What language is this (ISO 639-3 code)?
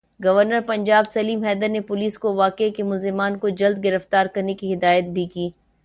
urd